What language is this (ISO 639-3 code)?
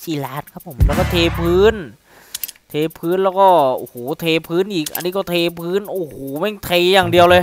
tha